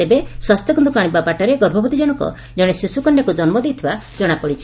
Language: Odia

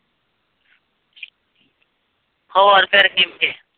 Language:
Punjabi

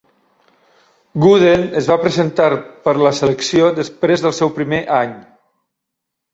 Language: Catalan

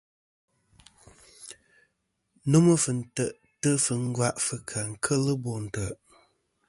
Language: Kom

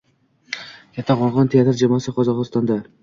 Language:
Uzbek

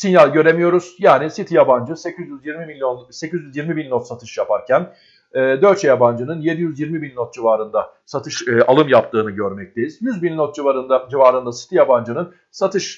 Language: Turkish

